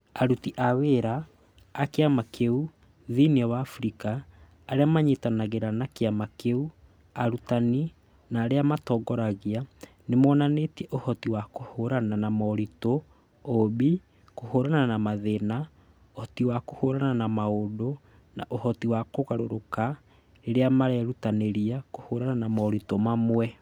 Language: Kikuyu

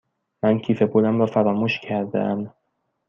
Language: Persian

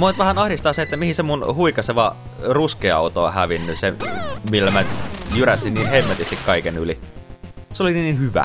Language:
Finnish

